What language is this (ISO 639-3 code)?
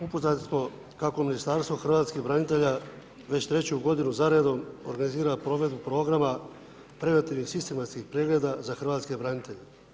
hrv